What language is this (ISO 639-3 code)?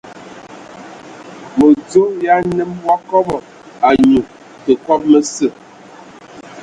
ewo